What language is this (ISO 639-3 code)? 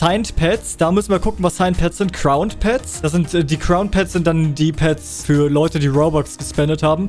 deu